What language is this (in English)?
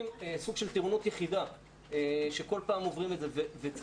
Hebrew